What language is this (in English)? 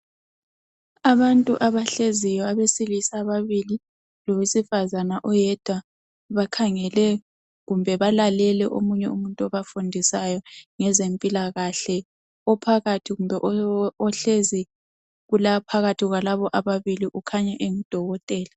North Ndebele